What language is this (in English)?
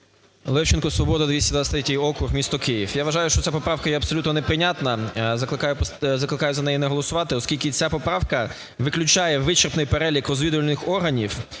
Ukrainian